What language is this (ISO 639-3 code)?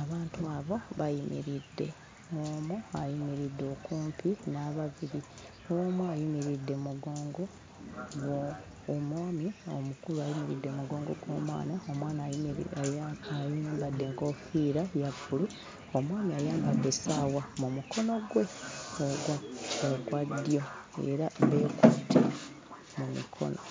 lug